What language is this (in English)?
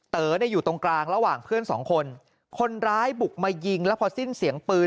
Thai